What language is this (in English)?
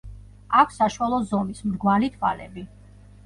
Georgian